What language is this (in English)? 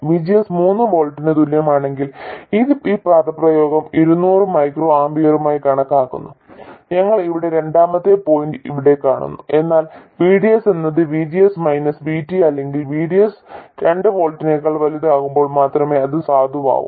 Malayalam